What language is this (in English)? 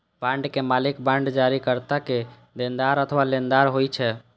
Maithili